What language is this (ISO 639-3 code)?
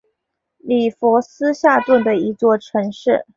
zho